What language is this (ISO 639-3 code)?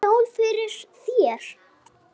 isl